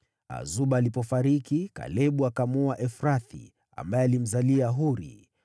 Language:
Swahili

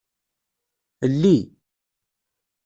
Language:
Kabyle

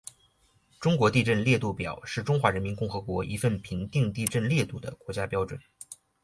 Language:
Chinese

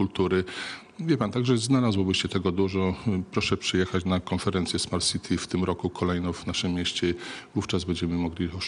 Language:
Polish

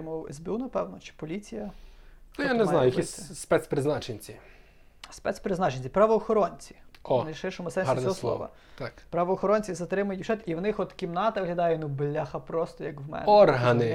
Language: Ukrainian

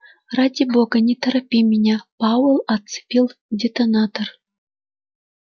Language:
Russian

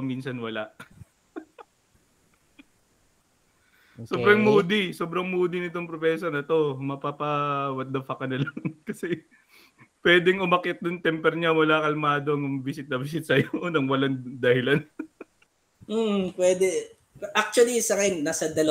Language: Filipino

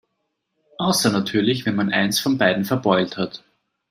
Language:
German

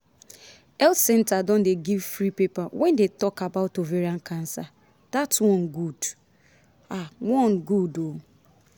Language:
Nigerian Pidgin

